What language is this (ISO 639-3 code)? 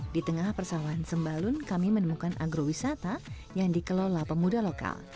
ind